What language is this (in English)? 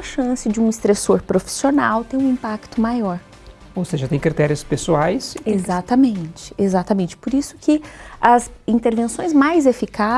Portuguese